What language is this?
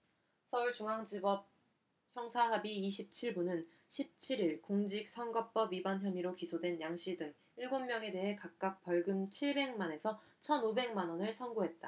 Korean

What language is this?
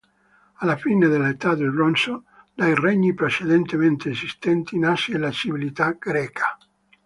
Italian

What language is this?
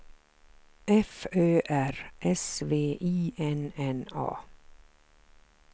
Swedish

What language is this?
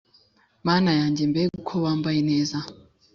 Kinyarwanda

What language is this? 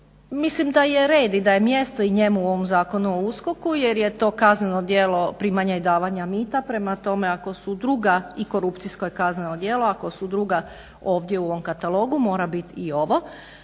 Croatian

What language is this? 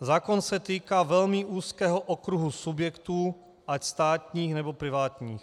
Czech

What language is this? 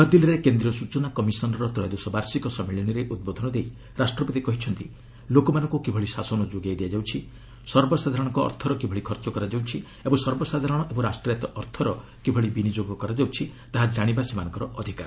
Odia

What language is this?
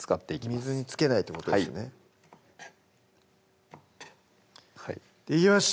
Japanese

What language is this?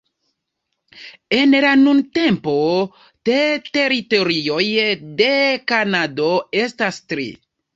Esperanto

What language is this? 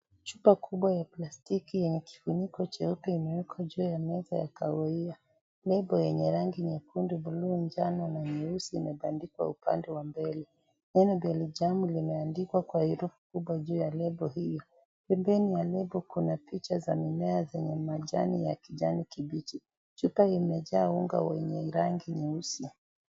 Swahili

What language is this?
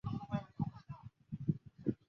Chinese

